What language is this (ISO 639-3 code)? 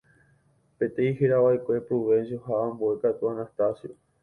grn